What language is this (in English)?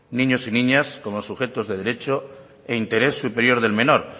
Spanish